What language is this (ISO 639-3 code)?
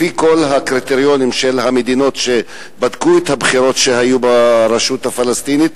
heb